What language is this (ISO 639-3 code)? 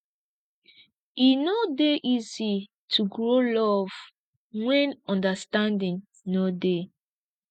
pcm